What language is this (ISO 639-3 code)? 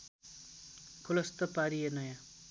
nep